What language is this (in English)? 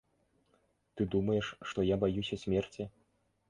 Belarusian